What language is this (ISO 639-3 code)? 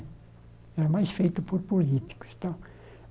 por